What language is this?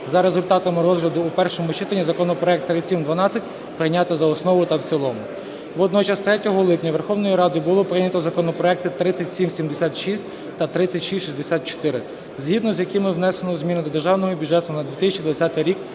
Ukrainian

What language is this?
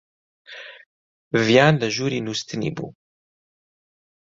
Central Kurdish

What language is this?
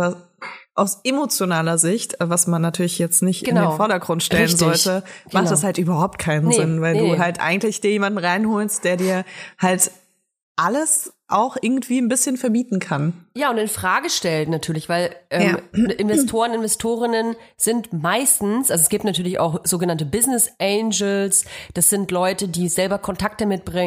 German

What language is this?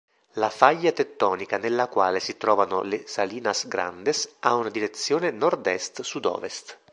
Italian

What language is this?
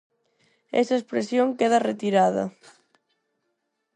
Galician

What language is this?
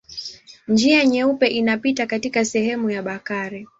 Swahili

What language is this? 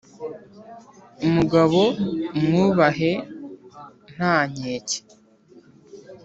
Kinyarwanda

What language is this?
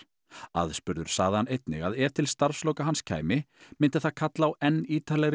Icelandic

